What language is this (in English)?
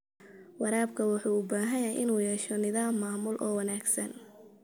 Somali